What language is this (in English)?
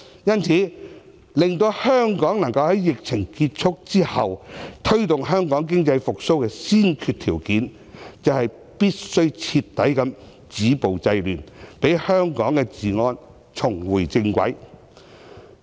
Cantonese